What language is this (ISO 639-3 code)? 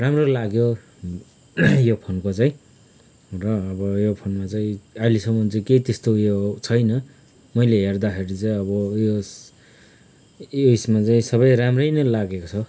nep